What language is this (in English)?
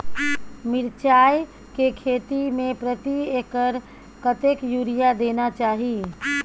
Maithili